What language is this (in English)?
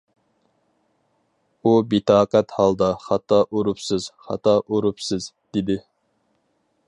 Uyghur